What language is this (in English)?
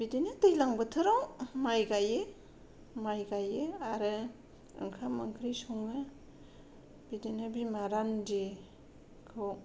Bodo